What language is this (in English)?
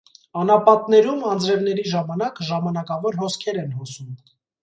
Armenian